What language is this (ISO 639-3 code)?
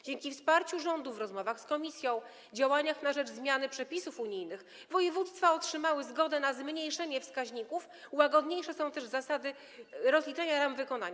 pol